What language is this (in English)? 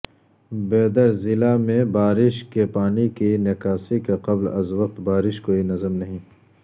Urdu